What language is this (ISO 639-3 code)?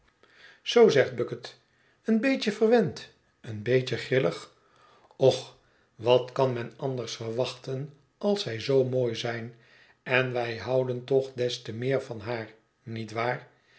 nld